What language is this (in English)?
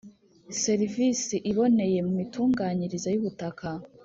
Kinyarwanda